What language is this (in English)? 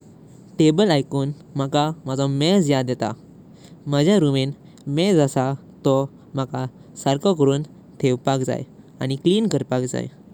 Konkani